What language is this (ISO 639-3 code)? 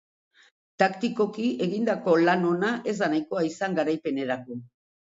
eus